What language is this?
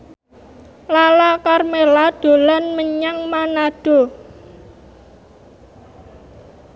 Javanese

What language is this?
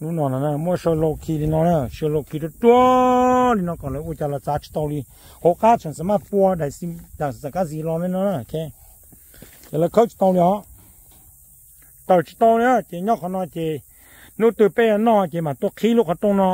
Thai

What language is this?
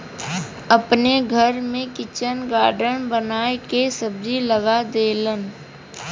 Bhojpuri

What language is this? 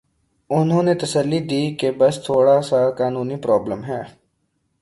Urdu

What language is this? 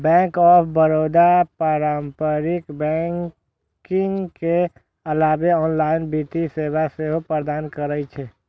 Maithili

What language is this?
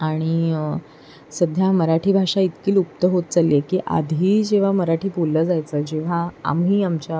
Marathi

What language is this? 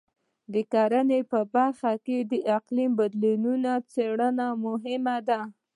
Pashto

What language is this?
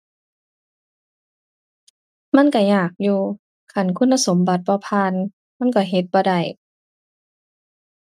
Thai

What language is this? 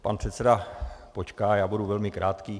Czech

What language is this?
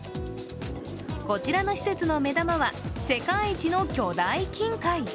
Japanese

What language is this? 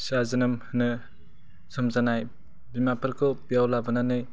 Bodo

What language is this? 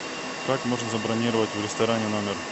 Russian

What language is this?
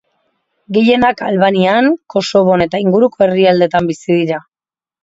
Basque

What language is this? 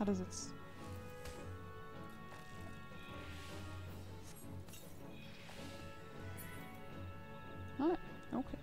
German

